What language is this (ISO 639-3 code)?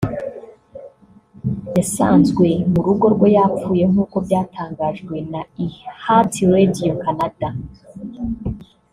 kin